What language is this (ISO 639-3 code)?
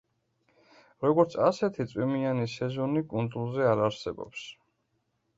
kat